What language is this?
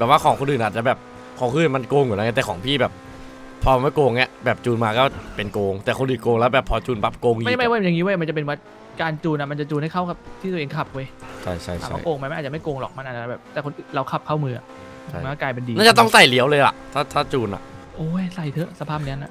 Thai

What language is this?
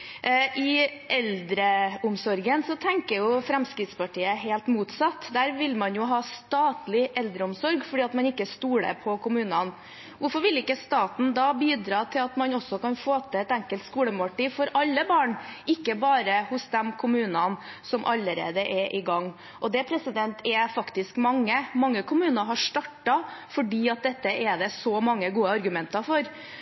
Norwegian Bokmål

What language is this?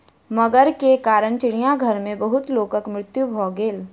Maithili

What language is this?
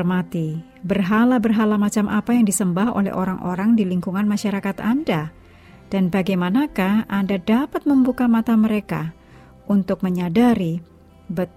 Indonesian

